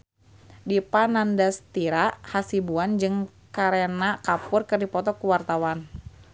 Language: Sundanese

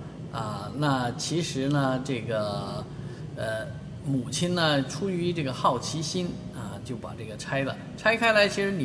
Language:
Chinese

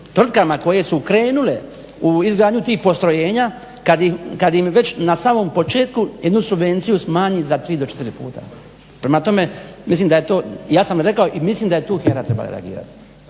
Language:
Croatian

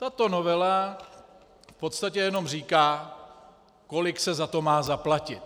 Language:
Czech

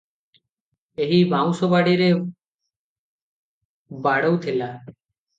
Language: Odia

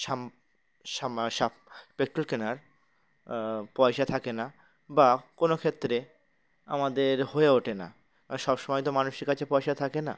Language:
Bangla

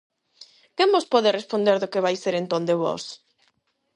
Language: Galician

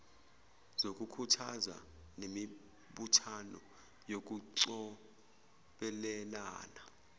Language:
Zulu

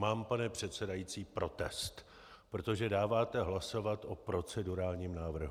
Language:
Czech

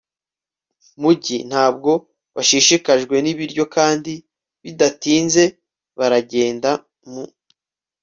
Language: Kinyarwanda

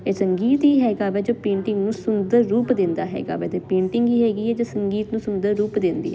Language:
Punjabi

